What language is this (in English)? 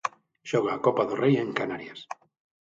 Galician